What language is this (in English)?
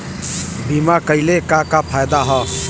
Bhojpuri